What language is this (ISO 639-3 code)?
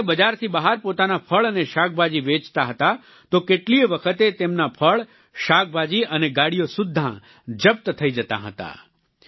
guj